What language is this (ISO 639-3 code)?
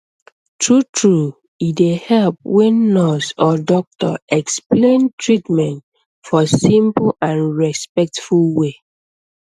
pcm